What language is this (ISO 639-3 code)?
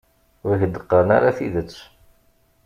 kab